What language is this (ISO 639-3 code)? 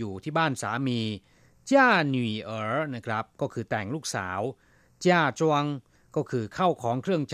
tha